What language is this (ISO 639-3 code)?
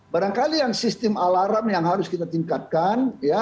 ind